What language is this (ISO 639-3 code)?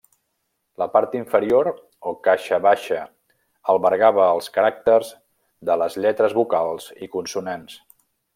cat